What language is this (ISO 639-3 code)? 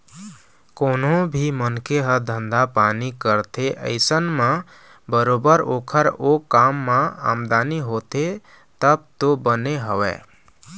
hne